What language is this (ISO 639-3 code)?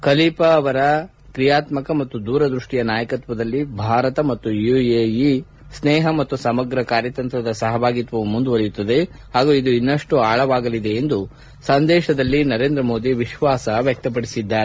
kan